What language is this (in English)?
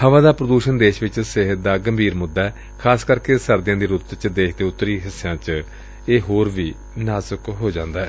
Punjabi